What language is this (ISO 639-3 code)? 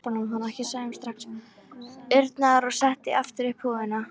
isl